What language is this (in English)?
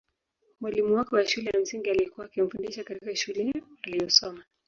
Swahili